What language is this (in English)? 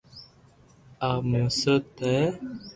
Loarki